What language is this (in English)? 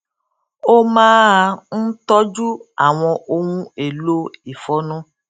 Yoruba